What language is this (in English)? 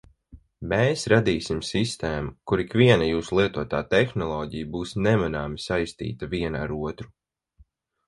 Latvian